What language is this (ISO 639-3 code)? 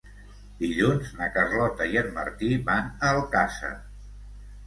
cat